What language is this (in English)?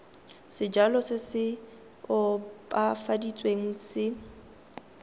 Tswana